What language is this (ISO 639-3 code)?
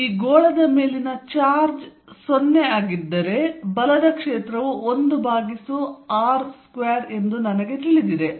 kan